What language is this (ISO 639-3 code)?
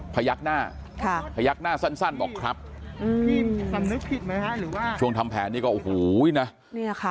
tha